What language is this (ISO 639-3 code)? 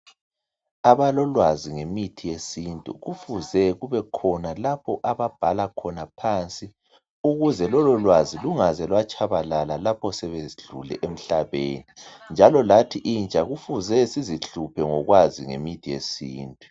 nde